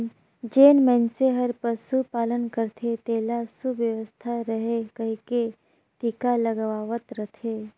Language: Chhattisgarhi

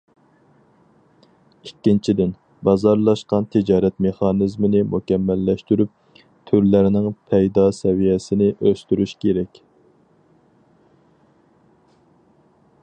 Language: Uyghur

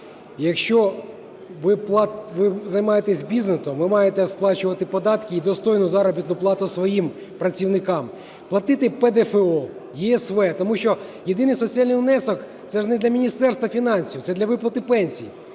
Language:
Ukrainian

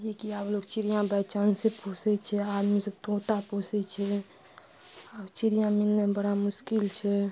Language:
Maithili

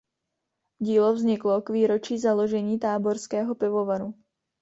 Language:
Czech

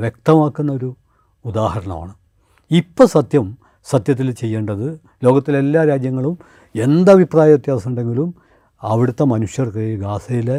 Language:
Malayalam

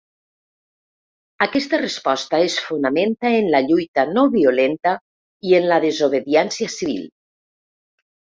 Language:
Catalan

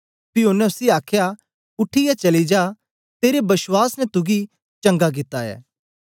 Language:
Dogri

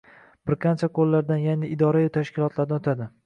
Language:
Uzbek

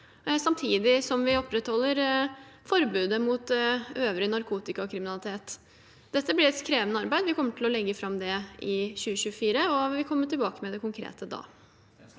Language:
Norwegian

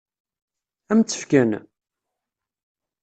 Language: Kabyle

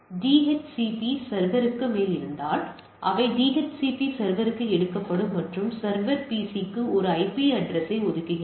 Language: Tamil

